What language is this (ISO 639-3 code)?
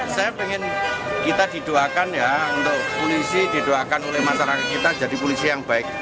ind